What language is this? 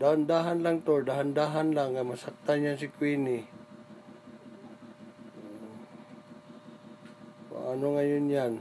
Filipino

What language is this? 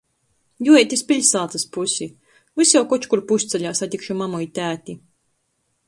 Latgalian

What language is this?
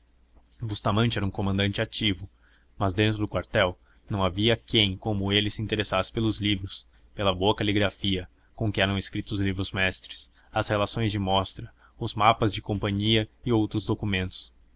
Portuguese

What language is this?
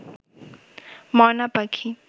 Bangla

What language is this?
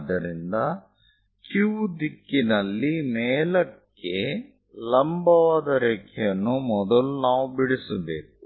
Kannada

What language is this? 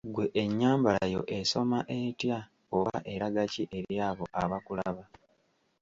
Ganda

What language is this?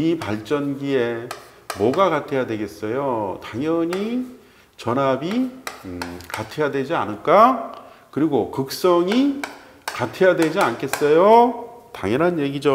Korean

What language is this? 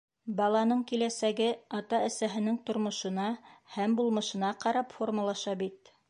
Bashkir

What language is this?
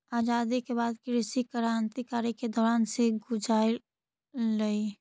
Magahi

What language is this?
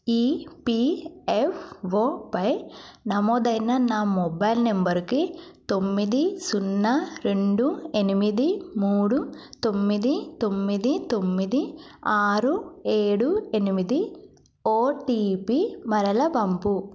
Telugu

